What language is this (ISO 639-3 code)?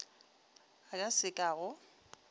nso